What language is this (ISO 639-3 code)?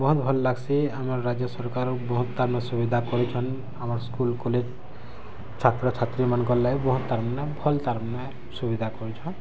ori